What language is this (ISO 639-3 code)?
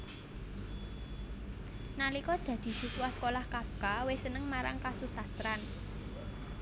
jav